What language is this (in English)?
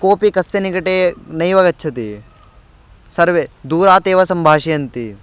Sanskrit